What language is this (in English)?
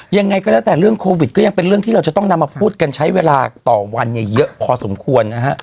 Thai